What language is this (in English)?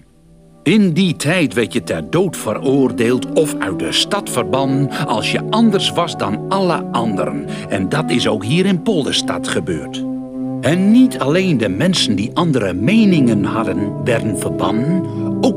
Dutch